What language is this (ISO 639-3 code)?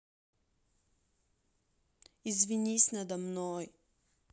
rus